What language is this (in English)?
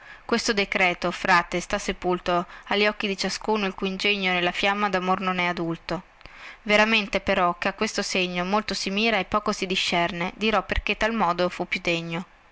Italian